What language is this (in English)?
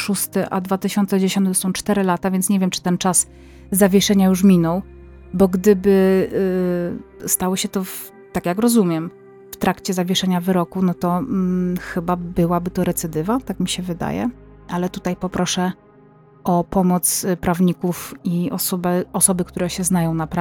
Polish